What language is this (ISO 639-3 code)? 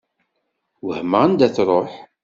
kab